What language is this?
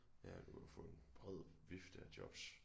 Danish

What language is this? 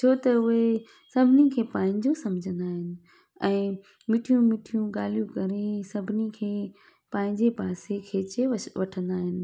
Sindhi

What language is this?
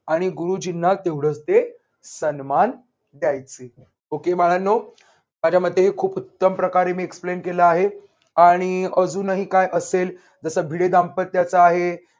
Marathi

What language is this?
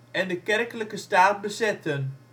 Dutch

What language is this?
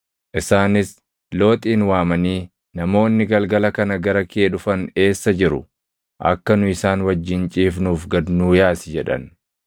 Oromo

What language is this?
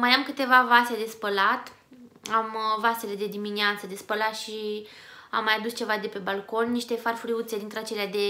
Romanian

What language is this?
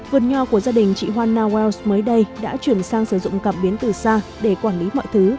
Vietnamese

